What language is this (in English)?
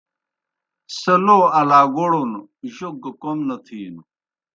Kohistani Shina